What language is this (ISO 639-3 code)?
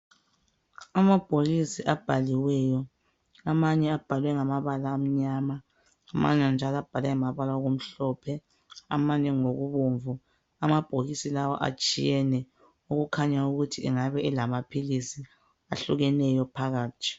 nde